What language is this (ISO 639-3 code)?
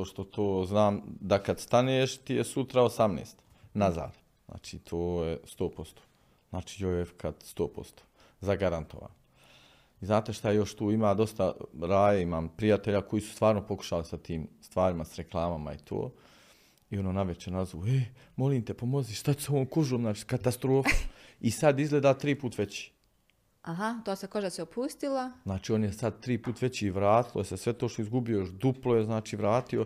hrv